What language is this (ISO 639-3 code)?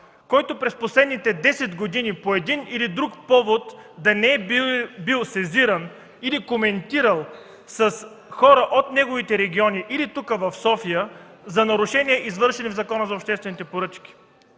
bul